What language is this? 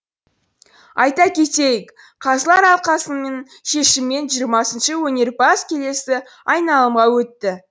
Kazakh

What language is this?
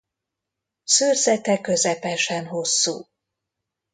Hungarian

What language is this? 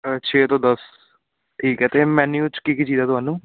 Punjabi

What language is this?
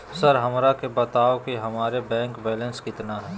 Magahi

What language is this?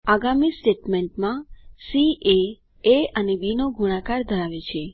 Gujarati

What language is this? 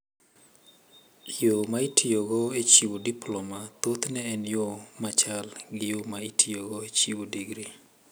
Luo (Kenya and Tanzania)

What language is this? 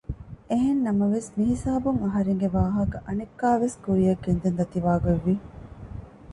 Divehi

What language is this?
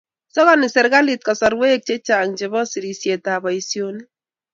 Kalenjin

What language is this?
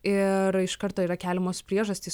Lithuanian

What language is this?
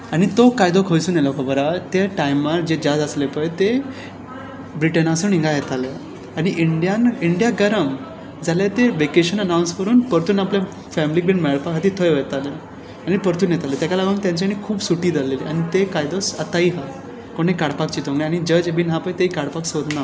Konkani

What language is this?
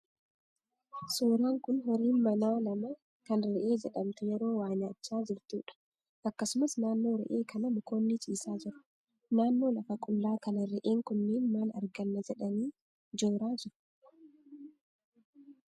Oromo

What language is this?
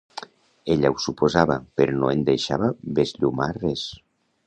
Catalan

